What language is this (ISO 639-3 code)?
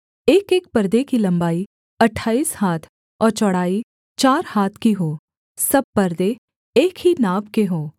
hin